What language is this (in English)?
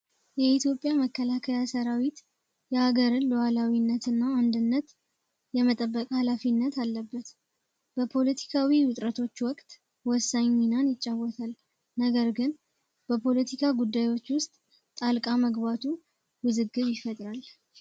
Amharic